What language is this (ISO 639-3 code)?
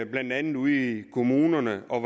dan